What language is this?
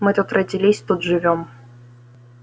Russian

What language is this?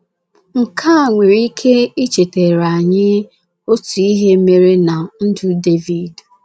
Igbo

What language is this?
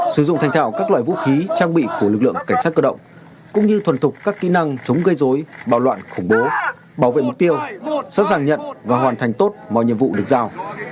Vietnamese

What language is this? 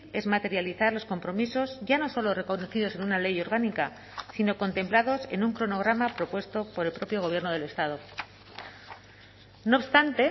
Spanish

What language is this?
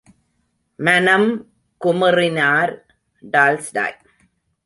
Tamil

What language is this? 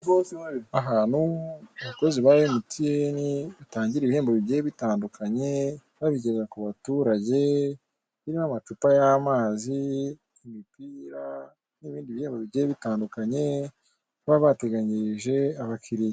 Kinyarwanda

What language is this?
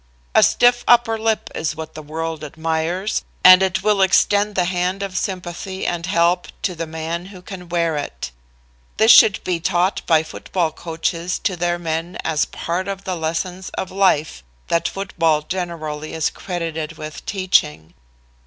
English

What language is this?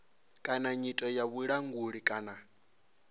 Venda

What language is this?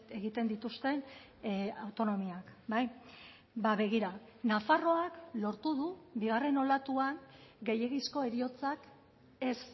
Basque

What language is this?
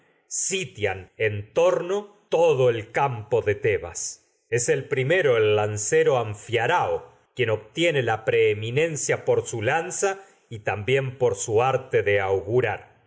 Spanish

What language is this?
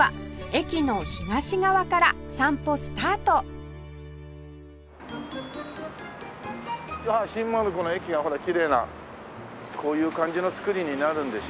Japanese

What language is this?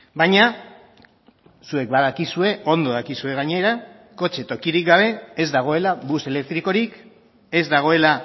Basque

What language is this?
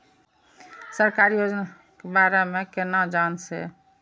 Maithili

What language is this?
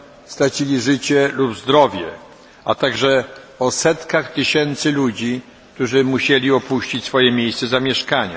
Polish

